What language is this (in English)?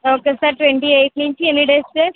Telugu